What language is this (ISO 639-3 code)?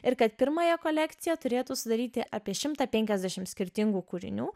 lit